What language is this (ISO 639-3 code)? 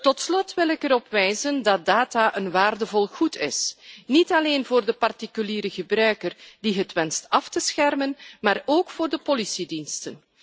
nld